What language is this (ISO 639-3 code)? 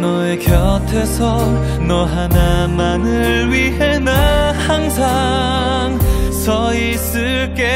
kor